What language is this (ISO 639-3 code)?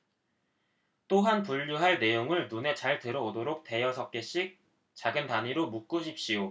kor